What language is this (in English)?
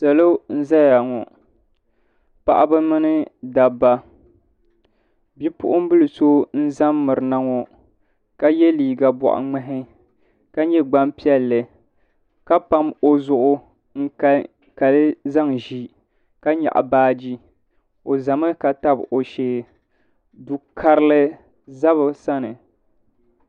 Dagbani